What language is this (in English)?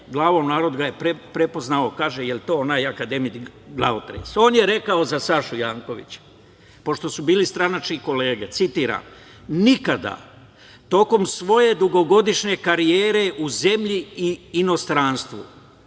Serbian